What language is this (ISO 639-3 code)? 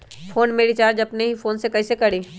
mag